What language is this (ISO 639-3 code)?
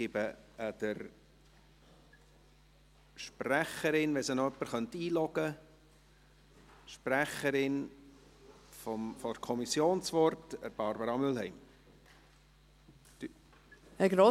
gsw